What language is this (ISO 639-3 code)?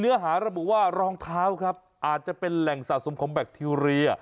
tha